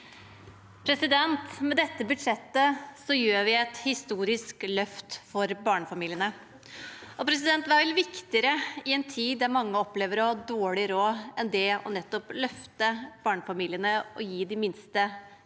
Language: Norwegian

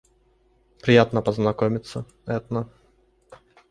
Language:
Russian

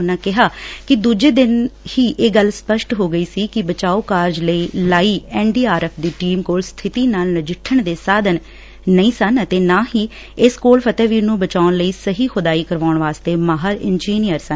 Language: Punjabi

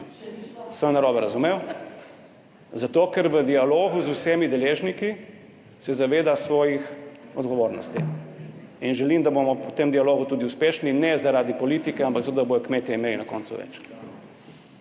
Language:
Slovenian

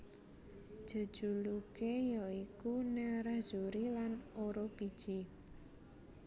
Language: Javanese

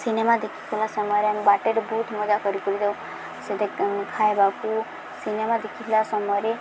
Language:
Odia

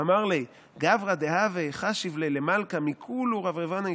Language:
Hebrew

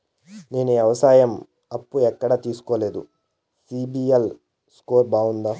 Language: Telugu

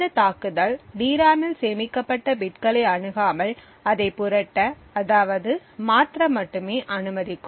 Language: Tamil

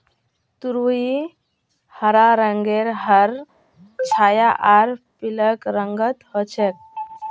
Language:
Magahi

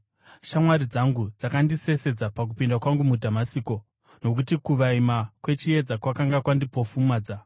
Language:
Shona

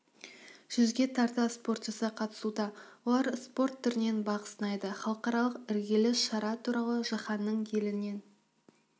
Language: Kazakh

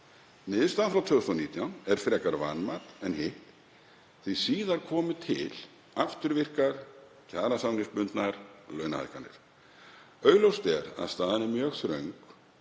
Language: Icelandic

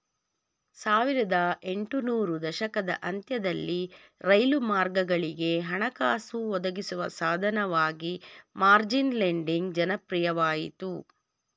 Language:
Kannada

